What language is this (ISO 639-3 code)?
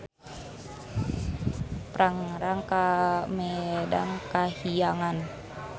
sun